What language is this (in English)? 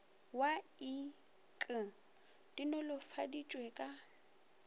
Northern Sotho